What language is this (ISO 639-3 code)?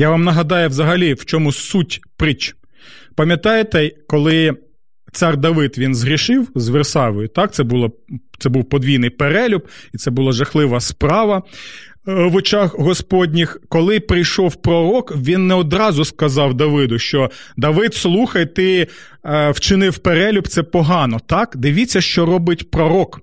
ukr